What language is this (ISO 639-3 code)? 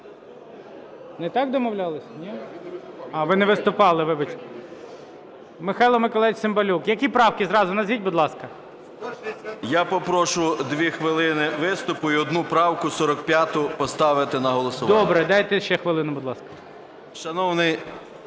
ukr